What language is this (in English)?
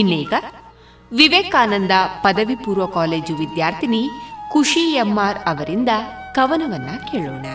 Kannada